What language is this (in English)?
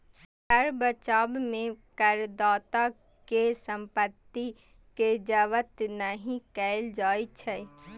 Maithili